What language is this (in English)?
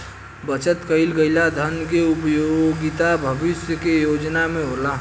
Bhojpuri